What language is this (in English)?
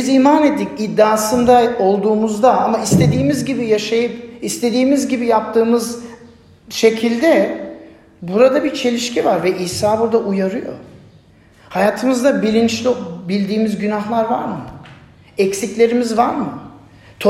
Turkish